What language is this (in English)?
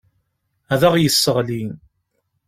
Kabyle